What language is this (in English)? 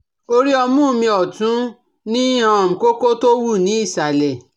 Yoruba